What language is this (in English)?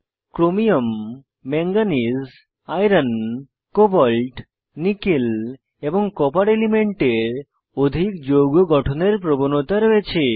Bangla